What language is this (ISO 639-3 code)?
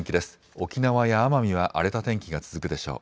jpn